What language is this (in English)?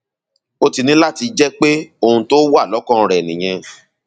Yoruba